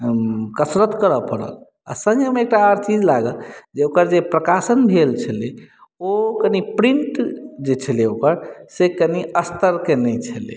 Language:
Maithili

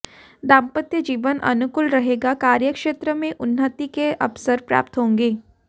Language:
Hindi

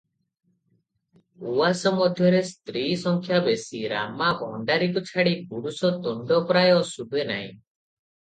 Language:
Odia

